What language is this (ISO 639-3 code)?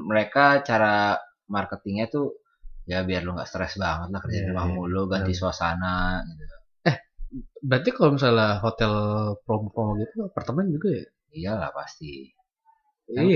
ind